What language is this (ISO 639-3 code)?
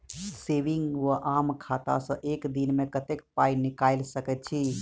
mai